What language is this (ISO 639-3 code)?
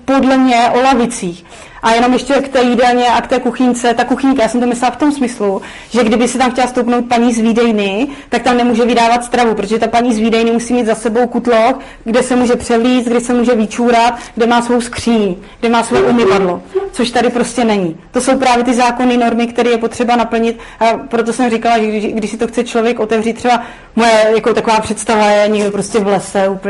ces